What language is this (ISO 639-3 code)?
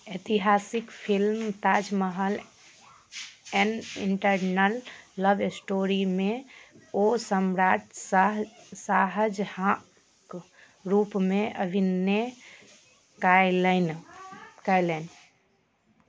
mai